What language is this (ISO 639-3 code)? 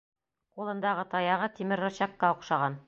bak